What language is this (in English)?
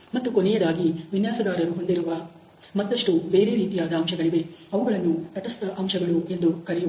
Kannada